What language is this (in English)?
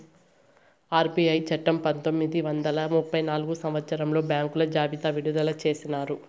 Telugu